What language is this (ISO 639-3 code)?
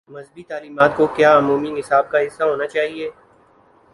urd